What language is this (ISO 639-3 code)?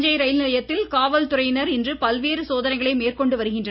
tam